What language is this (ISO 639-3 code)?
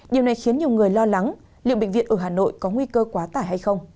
vie